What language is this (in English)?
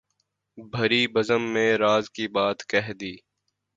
Urdu